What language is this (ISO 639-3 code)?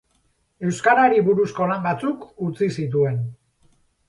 eus